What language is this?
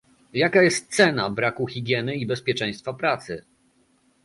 Polish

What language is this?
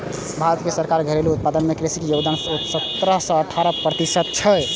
Maithili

